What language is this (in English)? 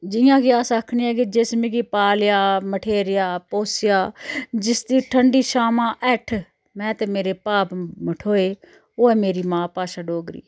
Dogri